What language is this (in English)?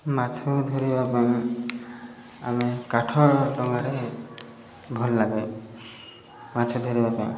Odia